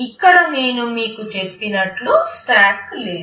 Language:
Telugu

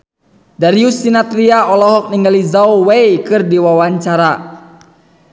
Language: Sundanese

